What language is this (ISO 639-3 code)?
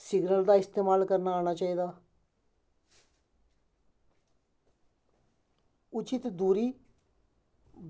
doi